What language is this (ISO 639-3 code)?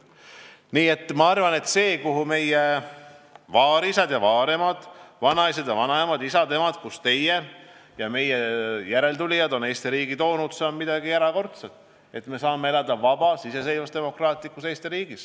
est